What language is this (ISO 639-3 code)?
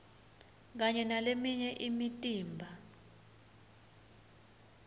ssw